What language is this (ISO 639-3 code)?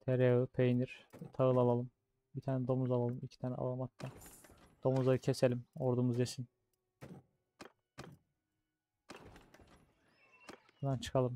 tur